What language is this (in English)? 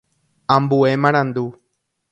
Guarani